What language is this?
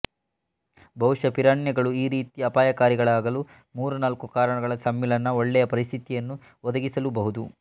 Kannada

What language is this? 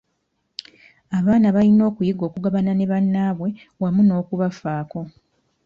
Ganda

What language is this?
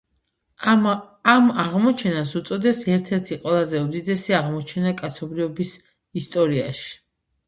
Georgian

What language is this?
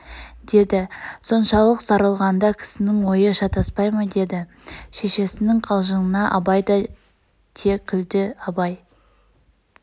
Kazakh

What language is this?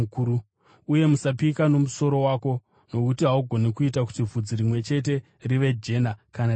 Shona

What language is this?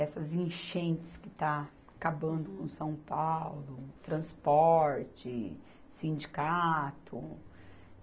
Portuguese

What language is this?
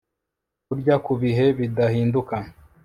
Kinyarwanda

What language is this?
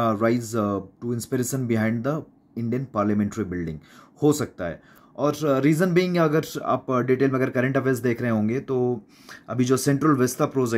Hindi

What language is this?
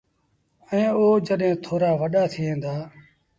Sindhi Bhil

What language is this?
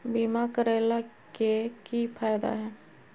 Magahi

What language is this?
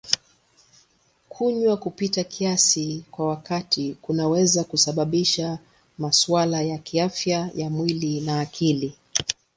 Swahili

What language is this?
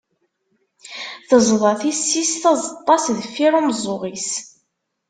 Kabyle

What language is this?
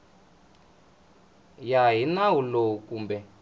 Tsonga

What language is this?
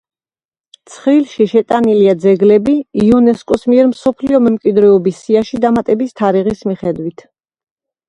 Georgian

